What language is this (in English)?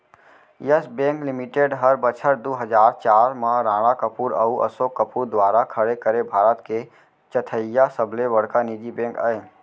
Chhattisgarhi